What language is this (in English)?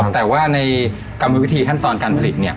Thai